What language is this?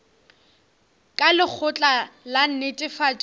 Northern Sotho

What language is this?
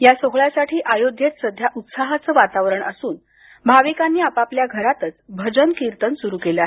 Marathi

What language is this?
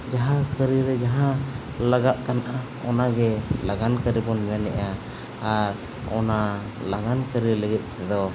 Santali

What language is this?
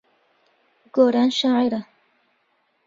Central Kurdish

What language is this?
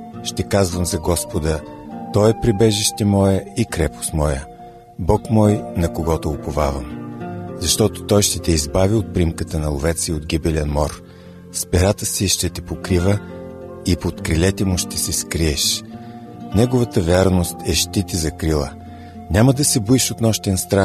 Bulgarian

